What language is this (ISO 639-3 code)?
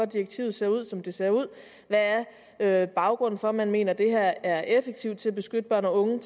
dan